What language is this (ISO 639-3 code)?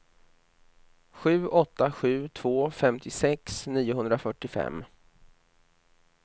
swe